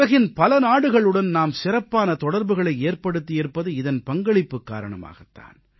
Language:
Tamil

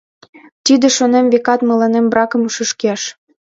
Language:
Mari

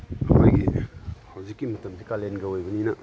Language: Manipuri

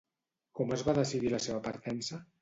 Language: Catalan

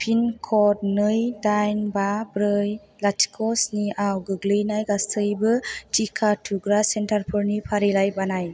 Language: Bodo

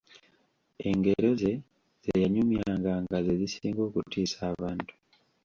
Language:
Ganda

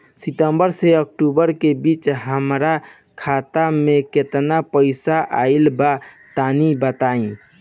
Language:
Bhojpuri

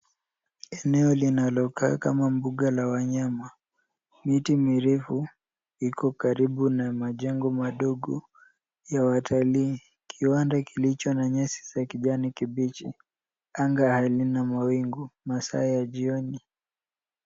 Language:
Swahili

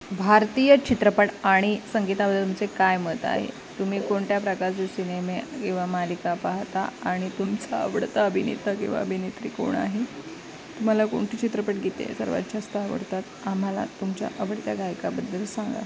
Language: Marathi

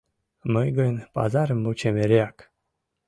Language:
Mari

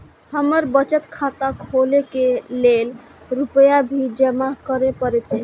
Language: Maithili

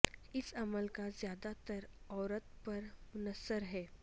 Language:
Urdu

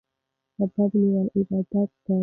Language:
Pashto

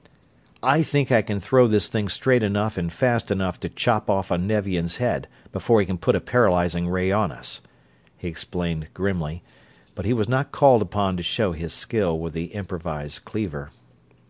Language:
English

